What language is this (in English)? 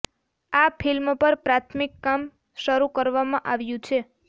Gujarati